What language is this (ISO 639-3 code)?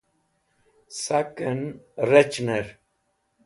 wbl